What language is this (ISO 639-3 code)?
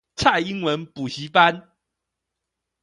zho